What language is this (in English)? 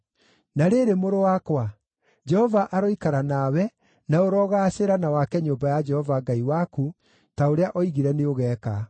Kikuyu